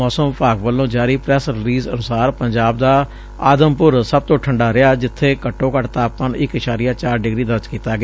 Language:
Punjabi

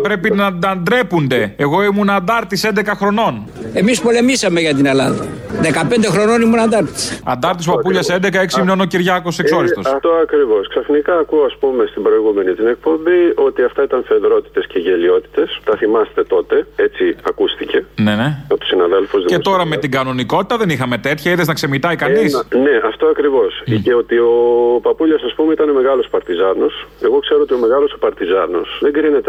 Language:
Greek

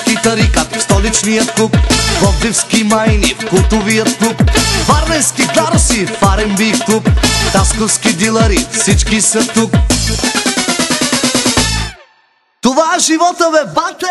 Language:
Romanian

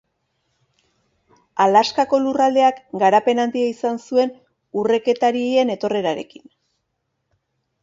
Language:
Basque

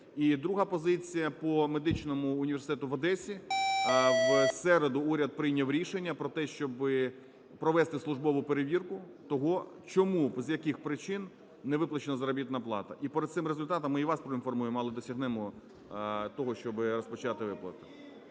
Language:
Ukrainian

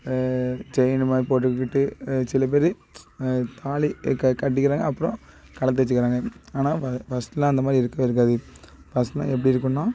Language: Tamil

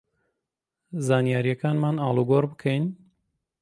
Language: Central Kurdish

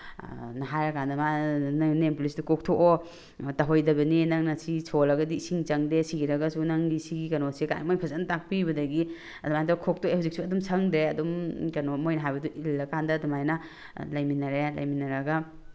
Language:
Manipuri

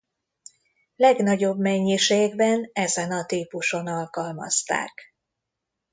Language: Hungarian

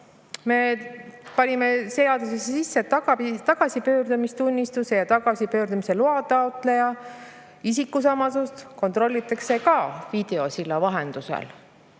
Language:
Estonian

